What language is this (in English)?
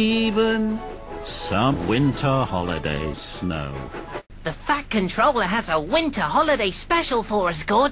English